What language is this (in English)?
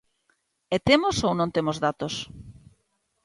Galician